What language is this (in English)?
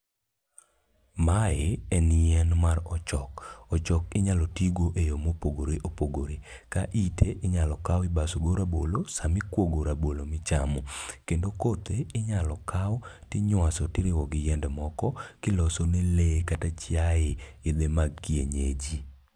Luo (Kenya and Tanzania)